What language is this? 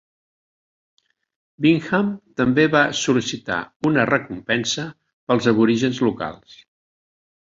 Catalan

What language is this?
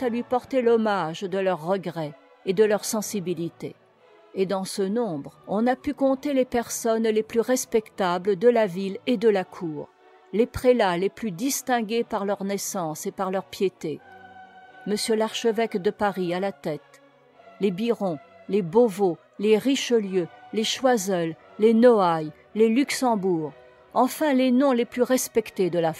French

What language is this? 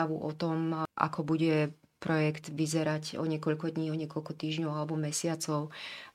Slovak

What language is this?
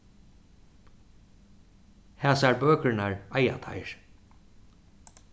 Faroese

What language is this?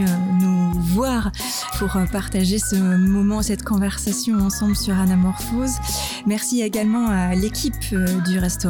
French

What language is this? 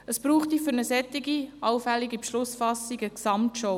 Swiss German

